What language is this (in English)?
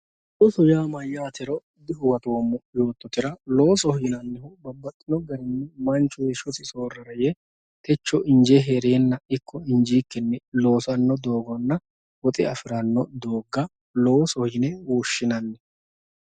Sidamo